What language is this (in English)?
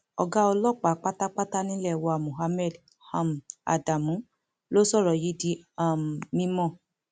Yoruba